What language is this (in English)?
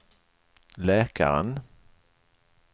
Swedish